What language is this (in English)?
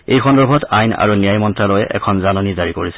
Assamese